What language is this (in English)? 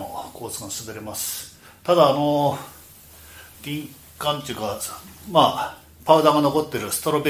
Japanese